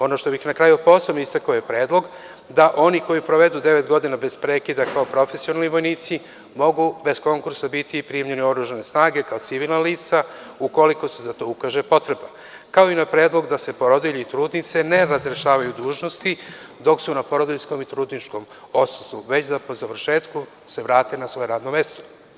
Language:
Serbian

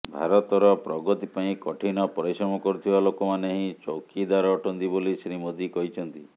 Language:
Odia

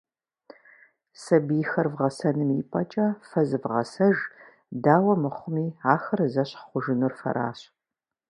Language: Kabardian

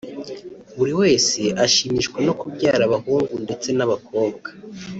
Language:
Kinyarwanda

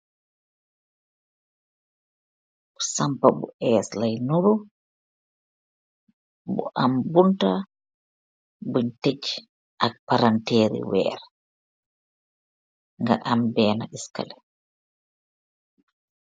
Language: Wolof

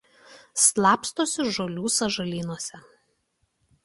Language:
Lithuanian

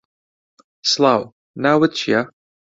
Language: Central Kurdish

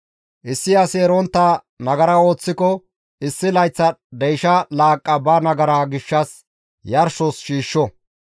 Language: Gamo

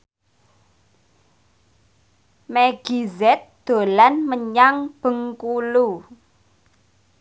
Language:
Javanese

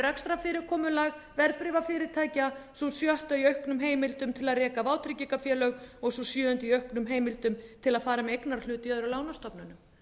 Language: Icelandic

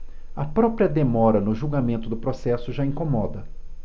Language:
Portuguese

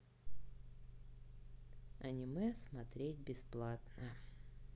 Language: Russian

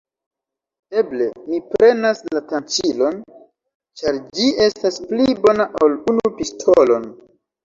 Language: Esperanto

